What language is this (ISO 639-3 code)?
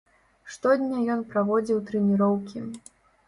bel